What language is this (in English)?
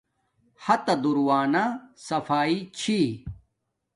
Domaaki